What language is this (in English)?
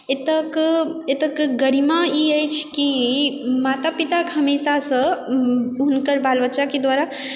Maithili